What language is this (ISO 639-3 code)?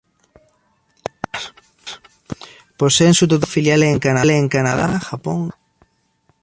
spa